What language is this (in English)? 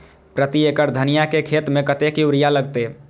Maithili